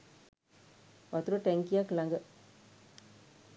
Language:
Sinhala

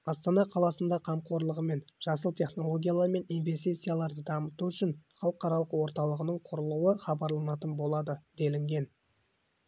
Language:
Kazakh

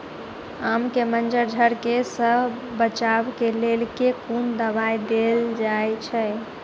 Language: Maithili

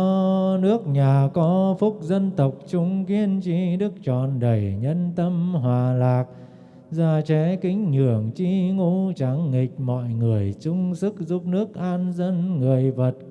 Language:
Vietnamese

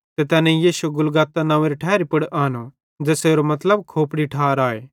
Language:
Bhadrawahi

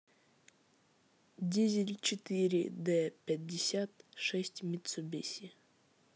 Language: Russian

